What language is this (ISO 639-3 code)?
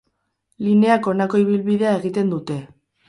eus